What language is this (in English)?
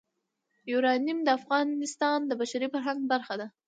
Pashto